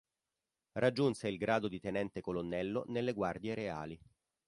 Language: Italian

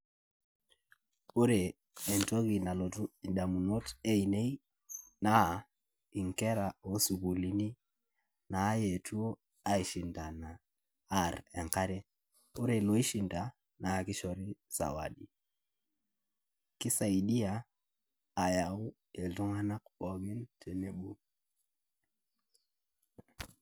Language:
Masai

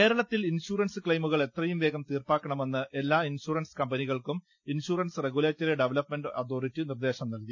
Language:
Malayalam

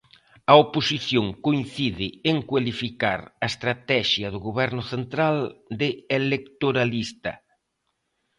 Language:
Galician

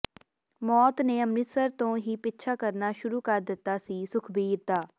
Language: Punjabi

